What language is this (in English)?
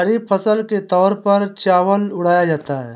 Hindi